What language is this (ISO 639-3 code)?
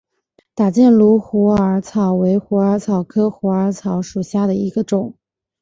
zho